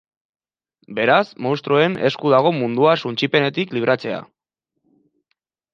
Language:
Basque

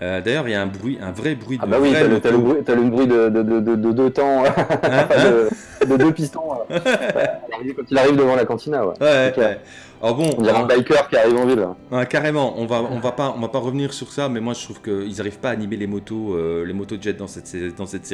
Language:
French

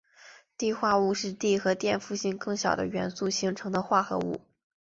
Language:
Chinese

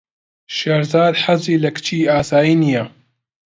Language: Central Kurdish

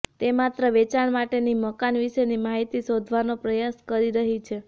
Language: Gujarati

